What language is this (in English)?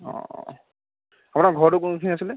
Assamese